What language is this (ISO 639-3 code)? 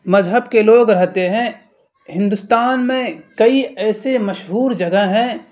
urd